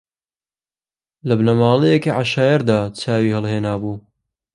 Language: Central Kurdish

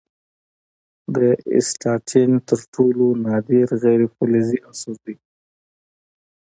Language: Pashto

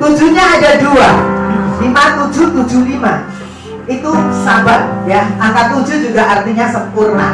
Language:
Indonesian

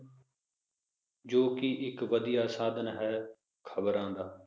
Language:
Punjabi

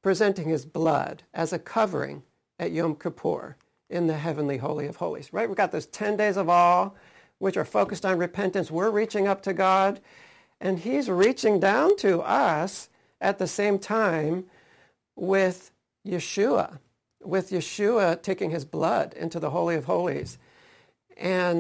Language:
English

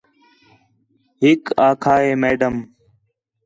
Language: Khetrani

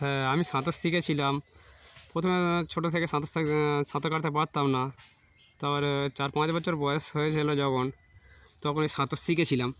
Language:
Bangla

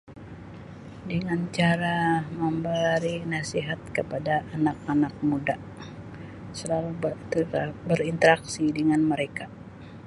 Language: Sabah Malay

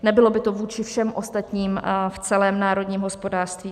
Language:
Czech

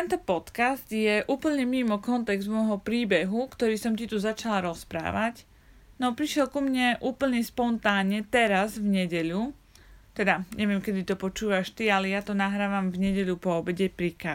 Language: Slovak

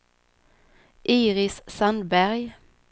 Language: Swedish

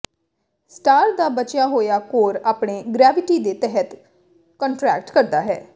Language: Punjabi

